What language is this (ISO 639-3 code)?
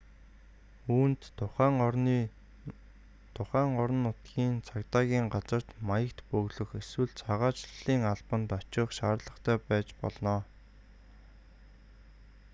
mon